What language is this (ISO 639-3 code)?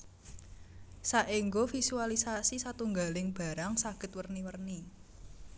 jav